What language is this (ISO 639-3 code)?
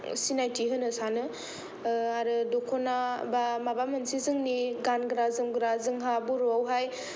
brx